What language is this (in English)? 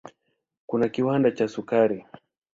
Swahili